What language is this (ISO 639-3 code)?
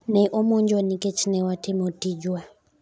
luo